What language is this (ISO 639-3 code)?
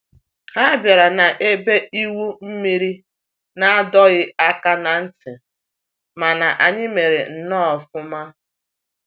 ibo